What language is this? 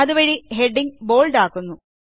Malayalam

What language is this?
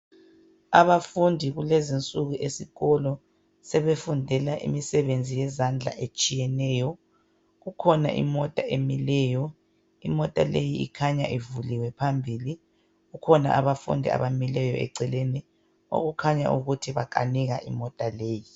North Ndebele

